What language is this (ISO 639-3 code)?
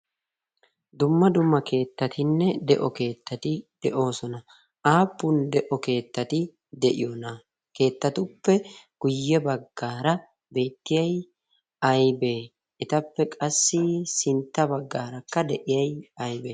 wal